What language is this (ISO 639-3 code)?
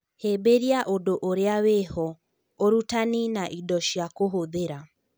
kik